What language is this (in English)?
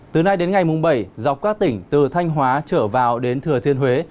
Vietnamese